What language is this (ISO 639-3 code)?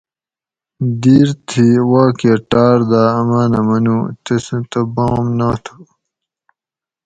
gwc